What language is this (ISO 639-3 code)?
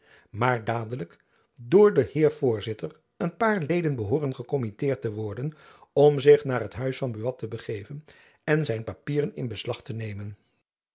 nld